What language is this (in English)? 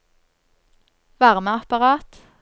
Norwegian